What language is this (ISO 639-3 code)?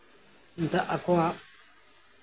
sat